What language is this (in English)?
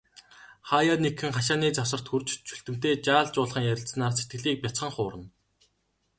Mongolian